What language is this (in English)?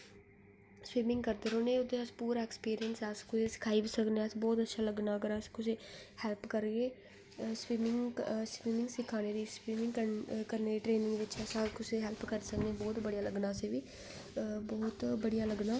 Dogri